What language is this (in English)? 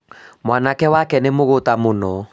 Kikuyu